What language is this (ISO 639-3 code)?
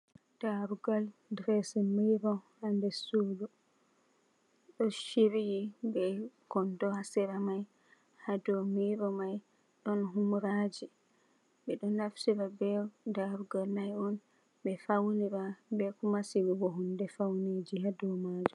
ful